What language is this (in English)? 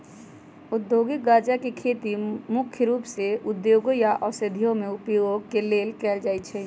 Magahi